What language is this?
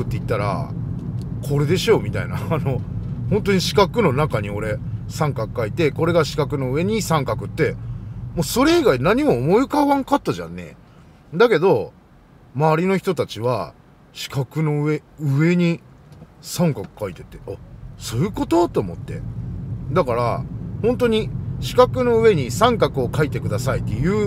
Japanese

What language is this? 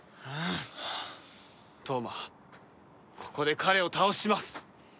Japanese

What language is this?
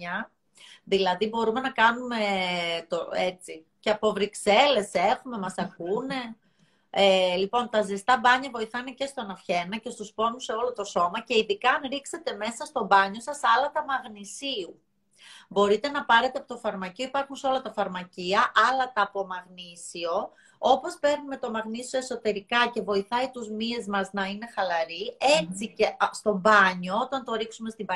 Greek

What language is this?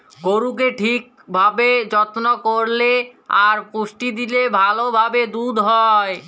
Bangla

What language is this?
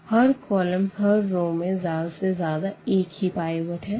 Hindi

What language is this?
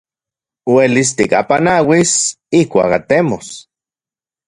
Central Puebla Nahuatl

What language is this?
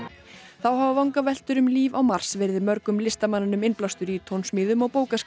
Icelandic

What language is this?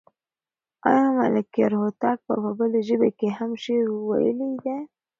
Pashto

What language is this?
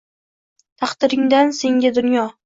Uzbek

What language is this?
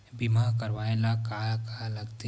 Chhattisgarhi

